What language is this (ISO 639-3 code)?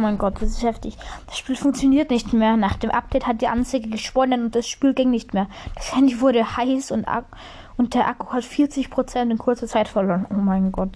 deu